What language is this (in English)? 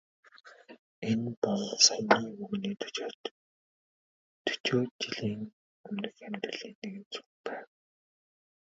Mongolian